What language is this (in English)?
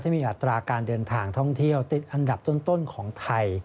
Thai